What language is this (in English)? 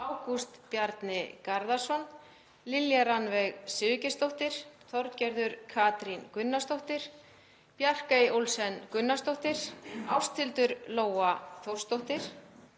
Icelandic